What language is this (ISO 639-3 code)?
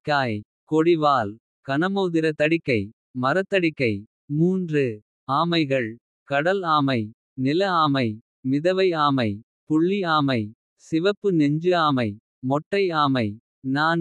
kfe